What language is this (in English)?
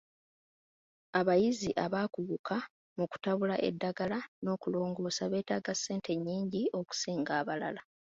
Ganda